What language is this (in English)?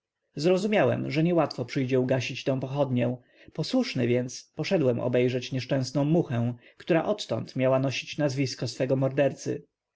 Polish